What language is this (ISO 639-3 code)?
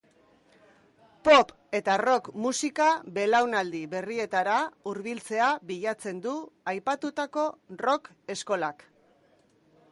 eus